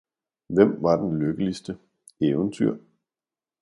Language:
Danish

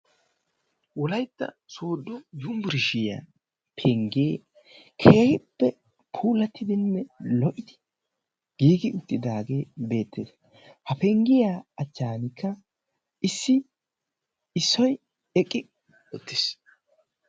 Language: Wolaytta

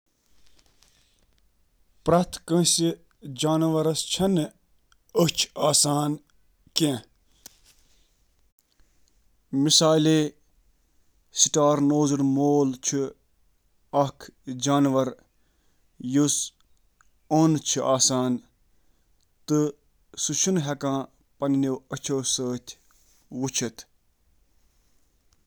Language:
Kashmiri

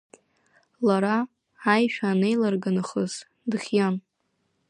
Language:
Abkhazian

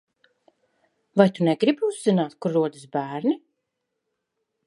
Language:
Latvian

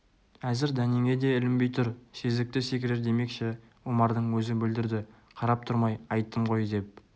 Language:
Kazakh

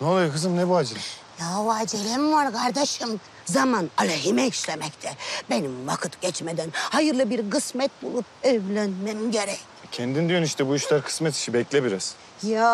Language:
Turkish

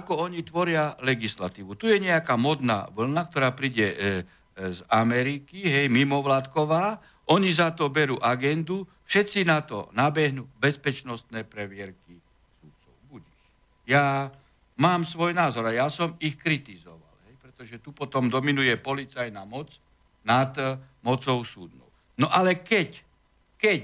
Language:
Slovak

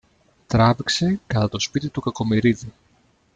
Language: Greek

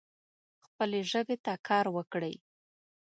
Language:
Pashto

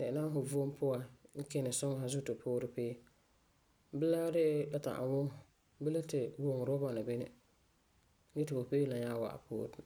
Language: Frafra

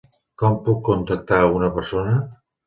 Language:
Catalan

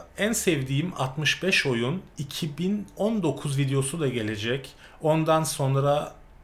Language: Turkish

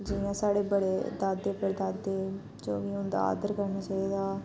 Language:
Dogri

